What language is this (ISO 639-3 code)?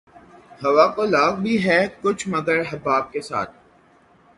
urd